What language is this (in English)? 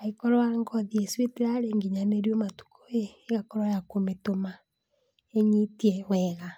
Kikuyu